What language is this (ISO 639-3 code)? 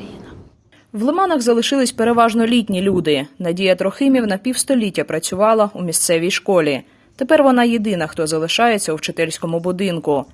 ukr